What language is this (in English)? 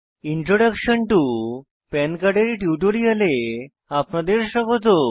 Bangla